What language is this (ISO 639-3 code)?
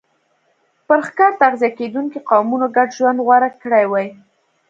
pus